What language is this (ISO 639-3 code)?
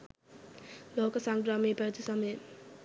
sin